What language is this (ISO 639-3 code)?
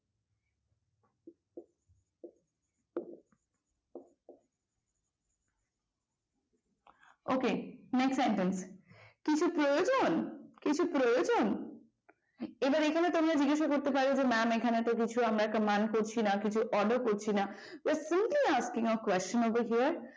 ben